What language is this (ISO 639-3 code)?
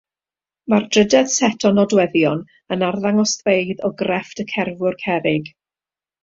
cym